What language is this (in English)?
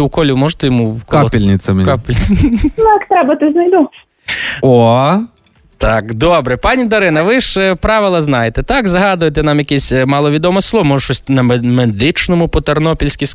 Ukrainian